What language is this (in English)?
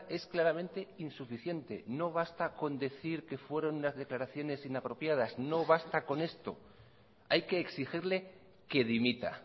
Spanish